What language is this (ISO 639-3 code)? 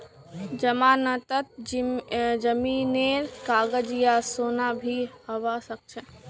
mag